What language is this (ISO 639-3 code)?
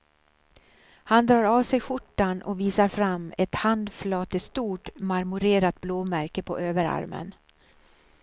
swe